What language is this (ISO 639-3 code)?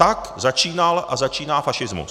ces